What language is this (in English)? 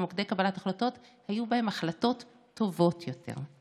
Hebrew